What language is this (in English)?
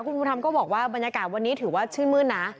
Thai